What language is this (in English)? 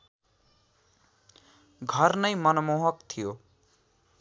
Nepali